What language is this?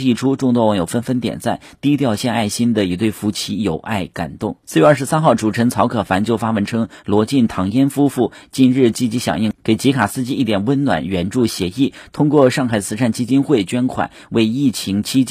Chinese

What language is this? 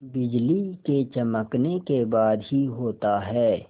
Hindi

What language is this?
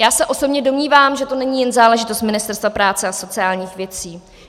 Czech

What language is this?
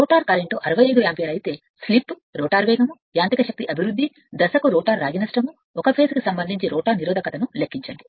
Telugu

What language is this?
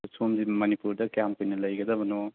Manipuri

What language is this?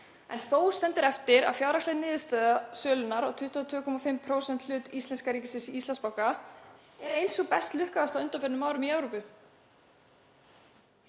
Icelandic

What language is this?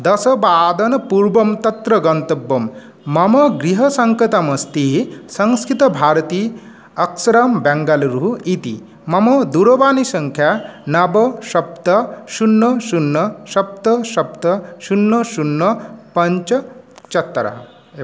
Sanskrit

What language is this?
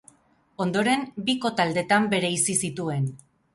Basque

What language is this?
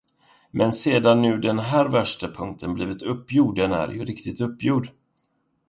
Swedish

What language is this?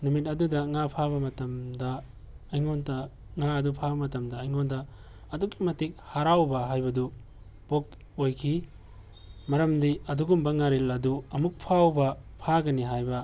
Manipuri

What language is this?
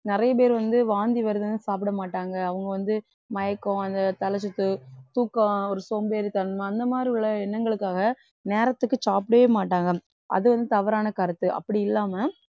Tamil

